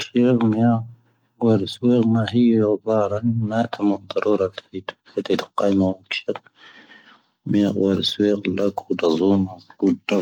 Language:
Tahaggart Tamahaq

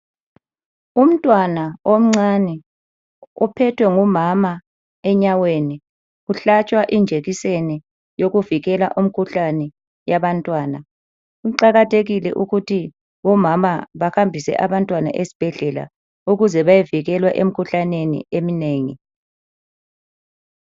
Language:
North Ndebele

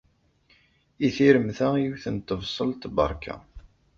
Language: Kabyle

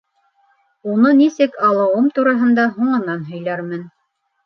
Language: Bashkir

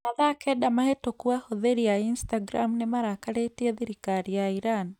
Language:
Kikuyu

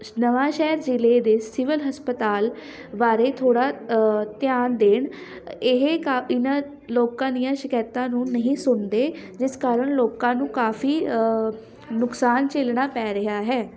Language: Punjabi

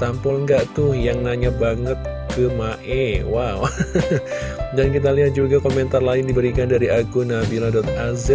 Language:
Indonesian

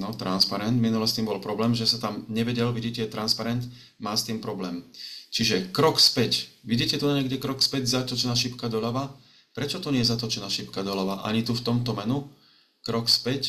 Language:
Slovak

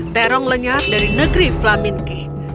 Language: Indonesian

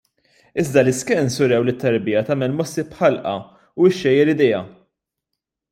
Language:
Maltese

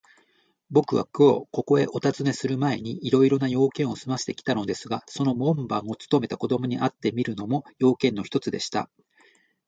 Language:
Japanese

